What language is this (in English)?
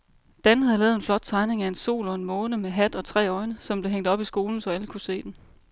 Danish